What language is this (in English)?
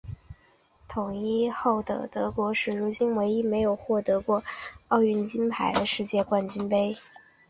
Chinese